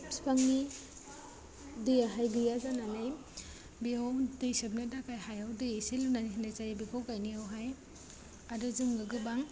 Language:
Bodo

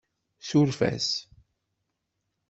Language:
Kabyle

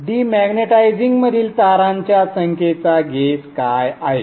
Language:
Marathi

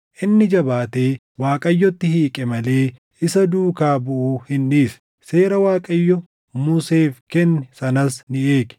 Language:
Oromo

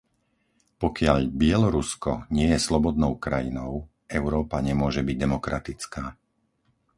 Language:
Slovak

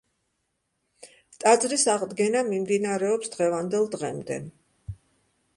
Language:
Georgian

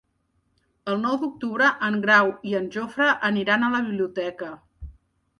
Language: Catalan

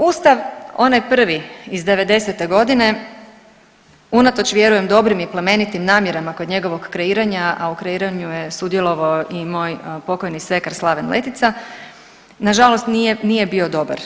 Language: Croatian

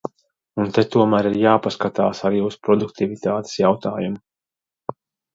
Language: Latvian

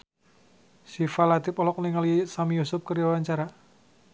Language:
Sundanese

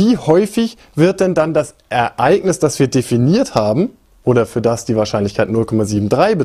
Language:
German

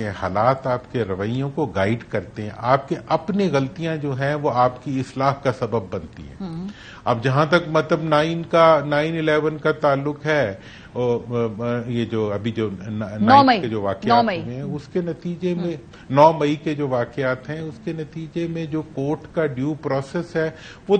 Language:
Hindi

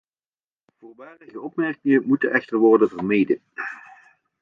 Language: Dutch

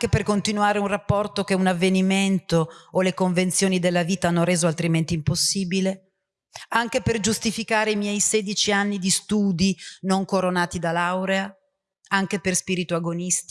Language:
Italian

